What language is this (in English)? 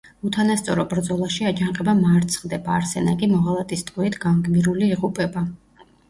Georgian